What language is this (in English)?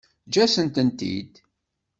Kabyle